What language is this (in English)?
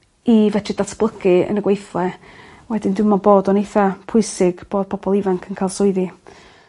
Welsh